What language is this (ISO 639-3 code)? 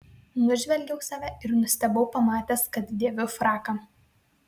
lit